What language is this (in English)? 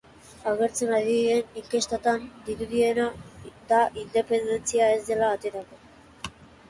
Basque